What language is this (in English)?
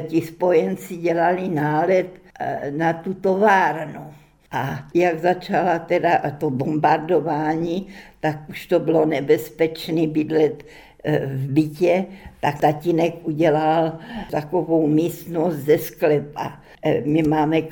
Czech